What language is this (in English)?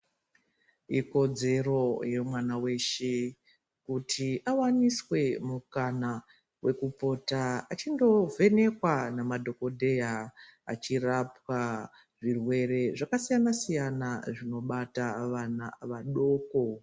Ndau